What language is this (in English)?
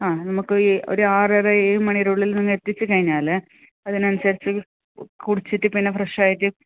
Malayalam